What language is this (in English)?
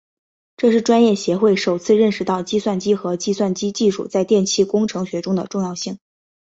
Chinese